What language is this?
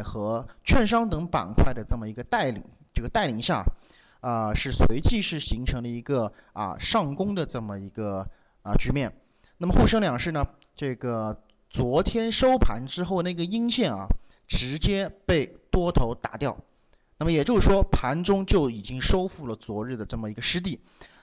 Chinese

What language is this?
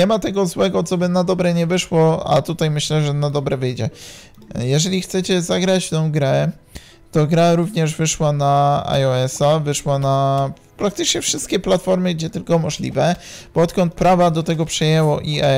Polish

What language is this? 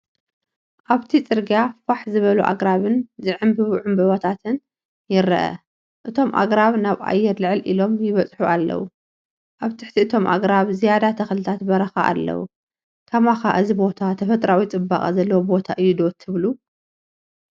Tigrinya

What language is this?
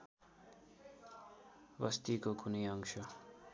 Nepali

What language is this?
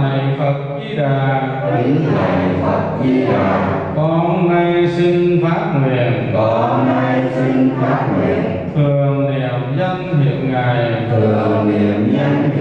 Vietnamese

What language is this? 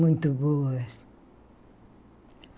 Portuguese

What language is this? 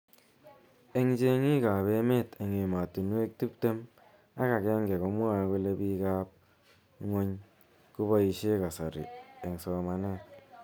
Kalenjin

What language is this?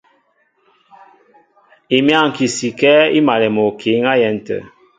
Mbo (Cameroon)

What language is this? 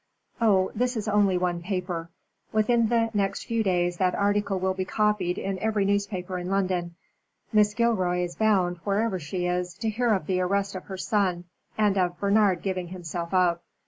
English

